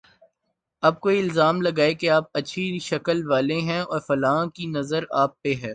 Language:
Urdu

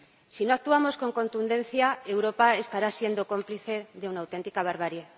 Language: Spanish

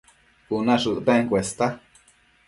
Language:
Matsés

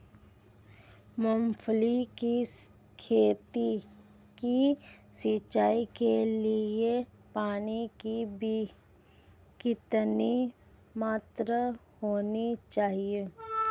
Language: Hindi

